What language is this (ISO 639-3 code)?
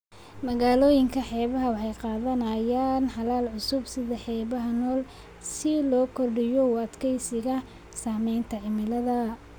som